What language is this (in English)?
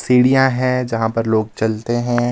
Hindi